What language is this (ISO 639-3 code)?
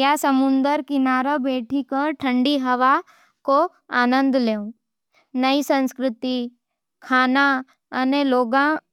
noe